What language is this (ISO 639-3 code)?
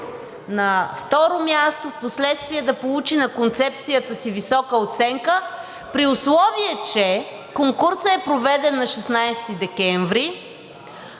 bul